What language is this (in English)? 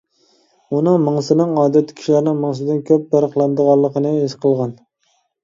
Uyghur